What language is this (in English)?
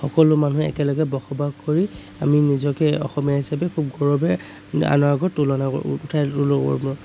Assamese